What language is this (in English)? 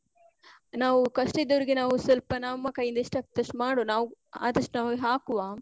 Kannada